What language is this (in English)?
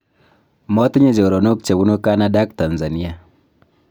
Kalenjin